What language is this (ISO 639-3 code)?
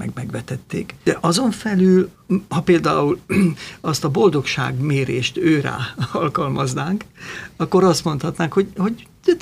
hun